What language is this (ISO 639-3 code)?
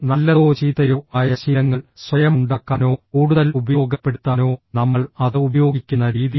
mal